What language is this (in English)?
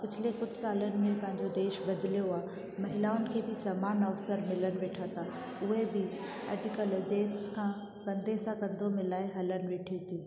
Sindhi